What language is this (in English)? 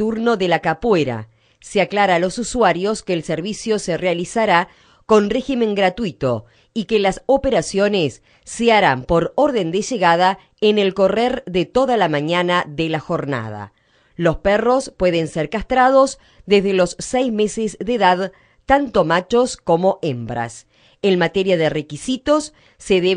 Spanish